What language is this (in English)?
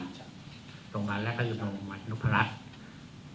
Thai